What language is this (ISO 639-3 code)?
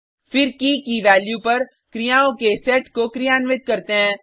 hin